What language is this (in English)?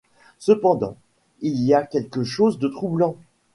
French